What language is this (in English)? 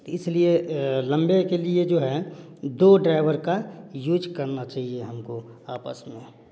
Hindi